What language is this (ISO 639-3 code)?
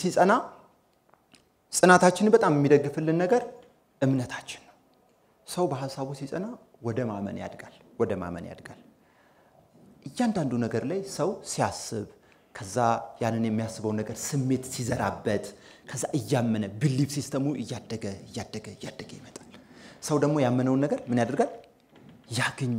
ara